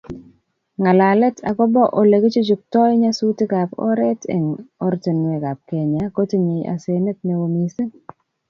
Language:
Kalenjin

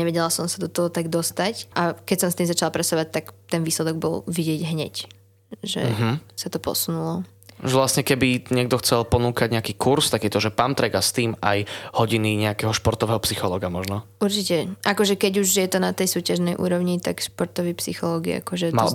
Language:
Slovak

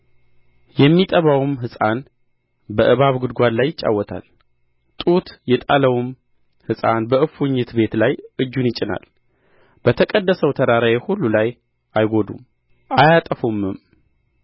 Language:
Amharic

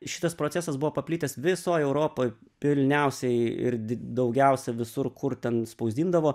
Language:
Lithuanian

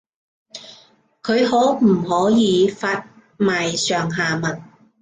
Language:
Cantonese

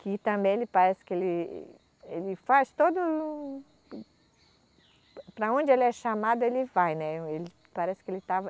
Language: Portuguese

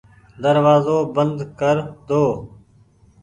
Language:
Goaria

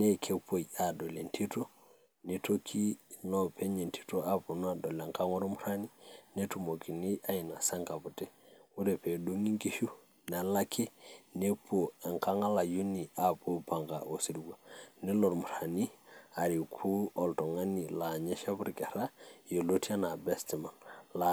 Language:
Masai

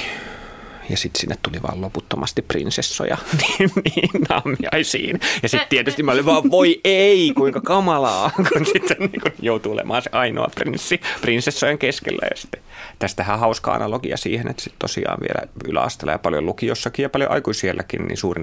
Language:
Finnish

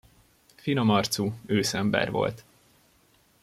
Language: Hungarian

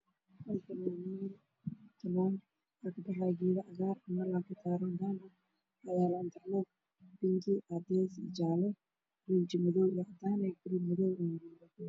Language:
Somali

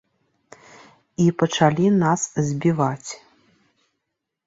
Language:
Belarusian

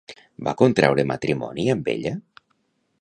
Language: Catalan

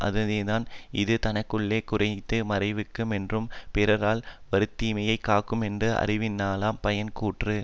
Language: Tamil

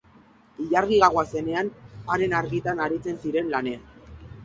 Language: Basque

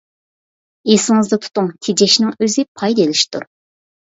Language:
Uyghur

